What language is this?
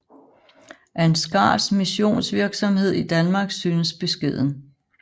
Danish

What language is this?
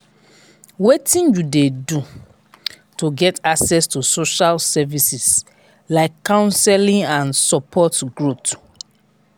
Nigerian Pidgin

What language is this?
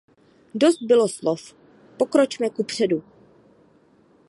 Czech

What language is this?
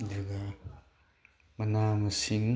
Manipuri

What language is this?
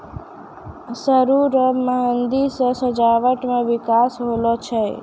Maithili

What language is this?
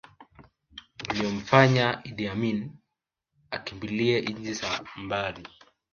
Swahili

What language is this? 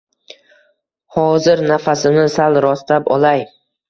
Uzbek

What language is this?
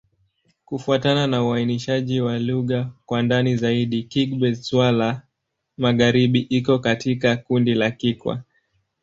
Swahili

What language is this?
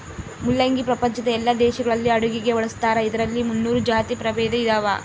Kannada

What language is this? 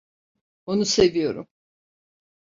Turkish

